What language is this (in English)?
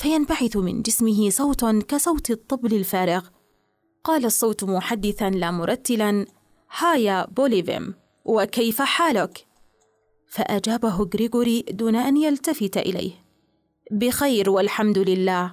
Arabic